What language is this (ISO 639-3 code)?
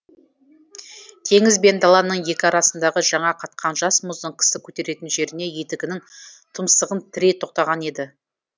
kaz